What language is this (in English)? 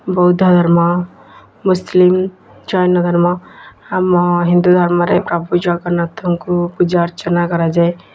Odia